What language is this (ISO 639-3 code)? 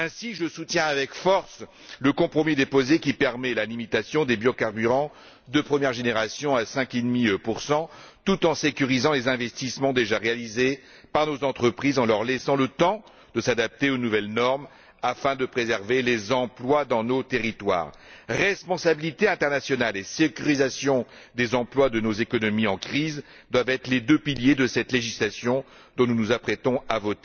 fra